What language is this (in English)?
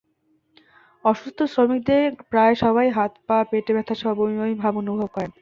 Bangla